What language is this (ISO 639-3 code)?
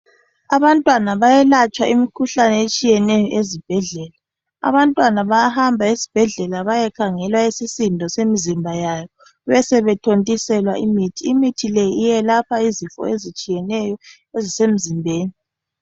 nde